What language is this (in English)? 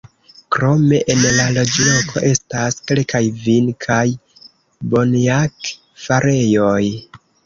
Esperanto